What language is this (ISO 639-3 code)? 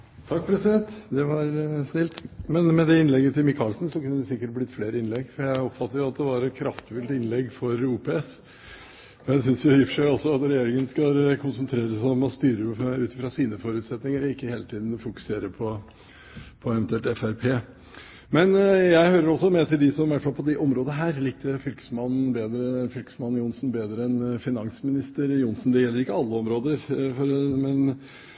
nno